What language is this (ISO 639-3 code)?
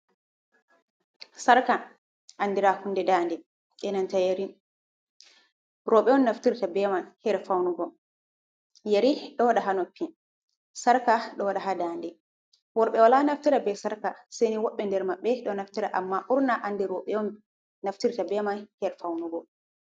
ful